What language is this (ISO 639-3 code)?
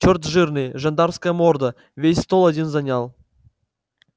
rus